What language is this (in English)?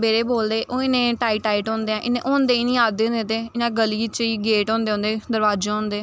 Dogri